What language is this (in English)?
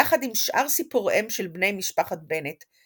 Hebrew